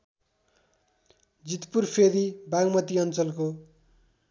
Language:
Nepali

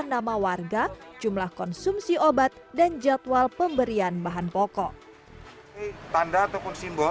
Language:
Indonesian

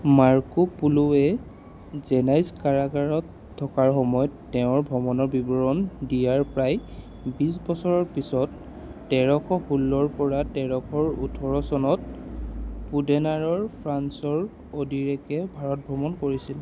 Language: Assamese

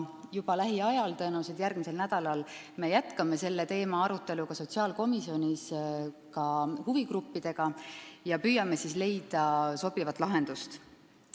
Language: Estonian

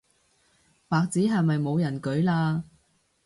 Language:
Cantonese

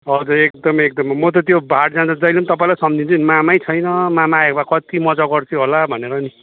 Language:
Nepali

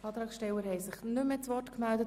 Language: Swiss German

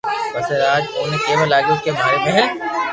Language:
Loarki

